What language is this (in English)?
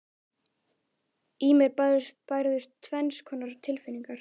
Icelandic